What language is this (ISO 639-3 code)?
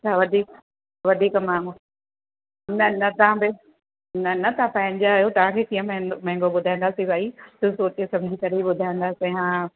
snd